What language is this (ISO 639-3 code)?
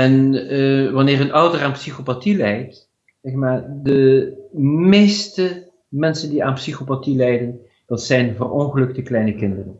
nld